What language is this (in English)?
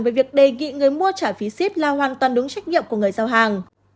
Vietnamese